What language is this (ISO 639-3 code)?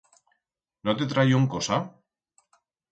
arg